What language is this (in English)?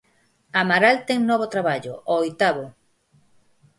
Galician